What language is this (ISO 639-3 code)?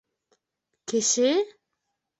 bak